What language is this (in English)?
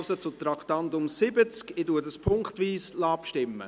Swiss German